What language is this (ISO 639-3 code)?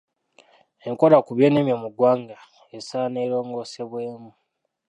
lug